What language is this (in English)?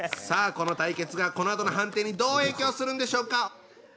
Japanese